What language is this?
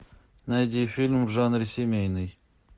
Russian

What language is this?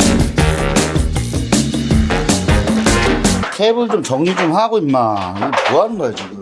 Korean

